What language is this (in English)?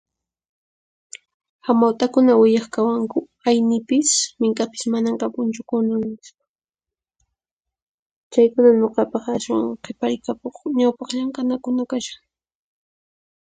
Puno Quechua